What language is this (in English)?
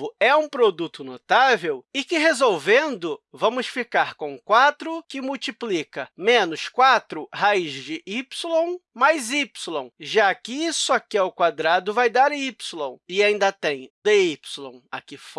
Portuguese